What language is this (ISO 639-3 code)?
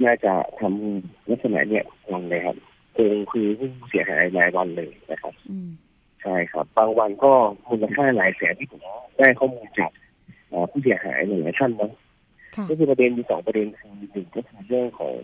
tha